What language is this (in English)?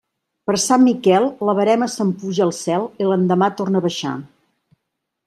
Catalan